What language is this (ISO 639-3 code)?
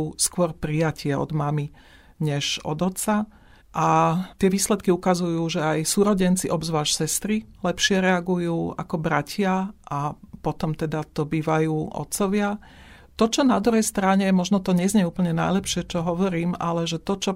slk